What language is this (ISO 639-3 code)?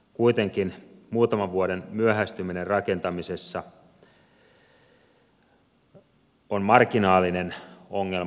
fin